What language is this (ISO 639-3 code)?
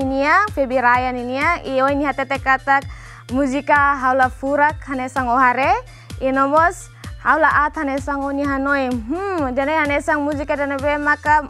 ind